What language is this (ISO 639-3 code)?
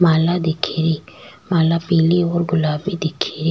raj